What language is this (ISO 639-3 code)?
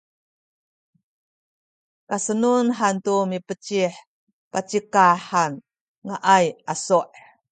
szy